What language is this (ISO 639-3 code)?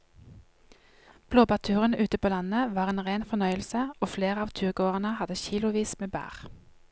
nor